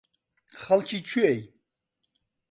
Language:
Central Kurdish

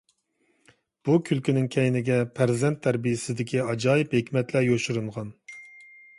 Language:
Uyghur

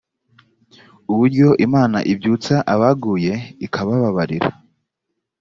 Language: Kinyarwanda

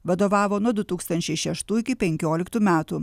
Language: Lithuanian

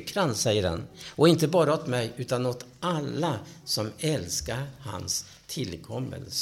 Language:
Swedish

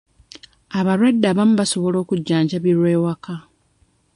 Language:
Ganda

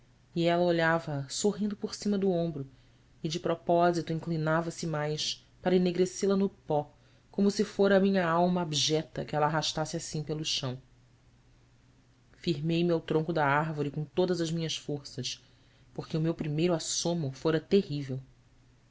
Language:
Portuguese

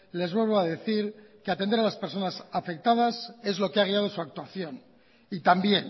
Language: Spanish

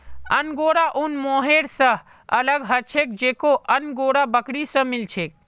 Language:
Magahi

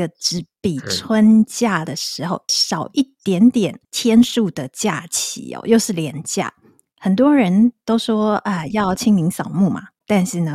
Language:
Chinese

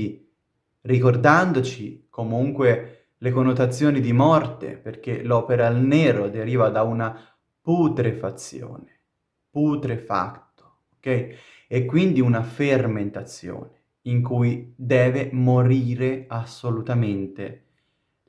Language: Italian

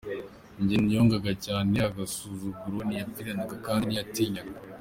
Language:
Kinyarwanda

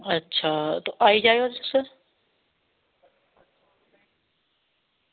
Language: Dogri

